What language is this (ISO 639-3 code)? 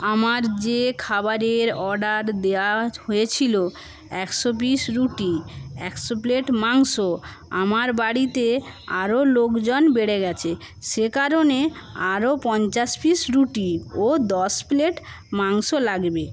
ben